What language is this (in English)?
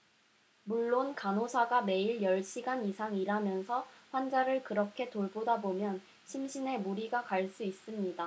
Korean